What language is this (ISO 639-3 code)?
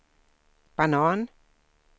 swe